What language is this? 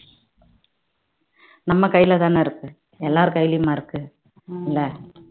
Tamil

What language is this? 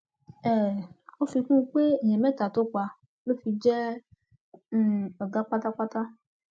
Yoruba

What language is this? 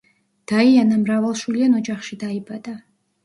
Georgian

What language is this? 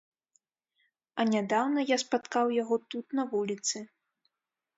Belarusian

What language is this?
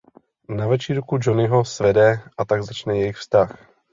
Czech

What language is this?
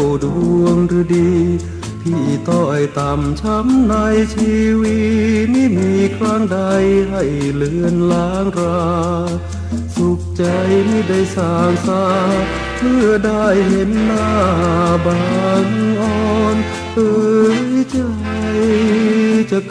Thai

